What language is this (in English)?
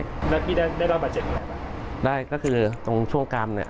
Thai